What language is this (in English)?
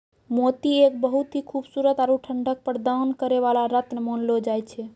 Maithili